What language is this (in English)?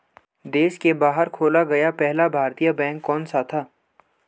Hindi